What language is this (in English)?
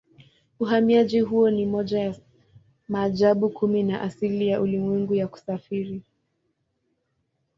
Swahili